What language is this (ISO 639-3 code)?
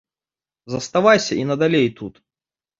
bel